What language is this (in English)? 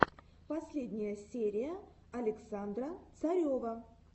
Russian